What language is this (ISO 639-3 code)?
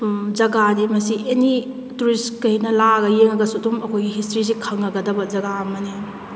mni